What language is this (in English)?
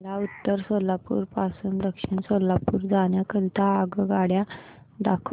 Marathi